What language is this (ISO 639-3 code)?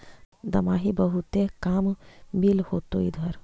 mag